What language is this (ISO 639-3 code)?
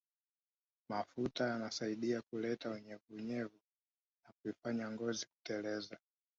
swa